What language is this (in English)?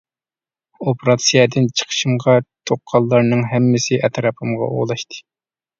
Uyghur